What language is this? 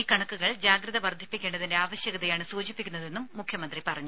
Malayalam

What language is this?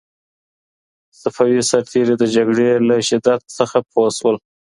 Pashto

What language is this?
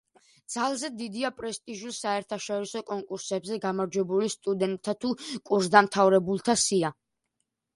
Georgian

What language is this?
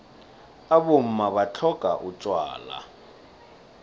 South Ndebele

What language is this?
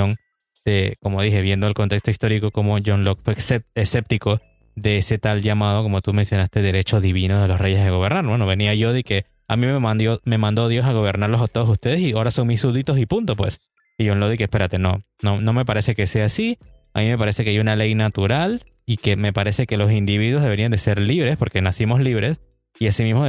Spanish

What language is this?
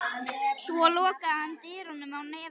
Icelandic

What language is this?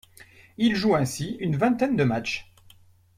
French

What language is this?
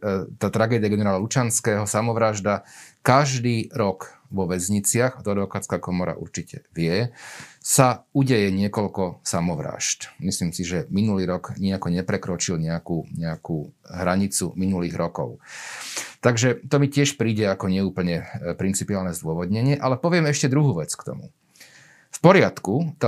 Slovak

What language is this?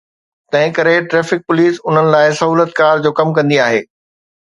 Sindhi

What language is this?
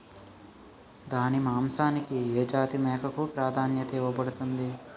Telugu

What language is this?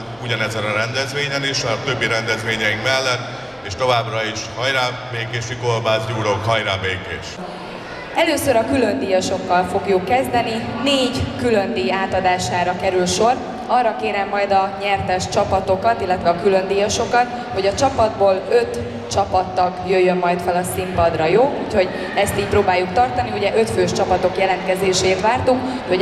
Hungarian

